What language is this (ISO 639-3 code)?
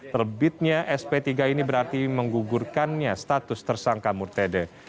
ind